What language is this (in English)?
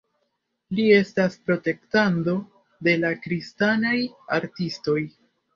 Esperanto